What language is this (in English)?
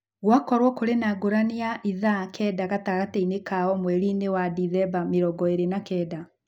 Kikuyu